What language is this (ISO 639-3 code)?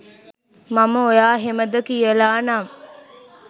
sin